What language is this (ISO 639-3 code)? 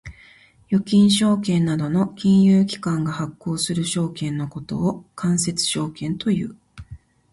jpn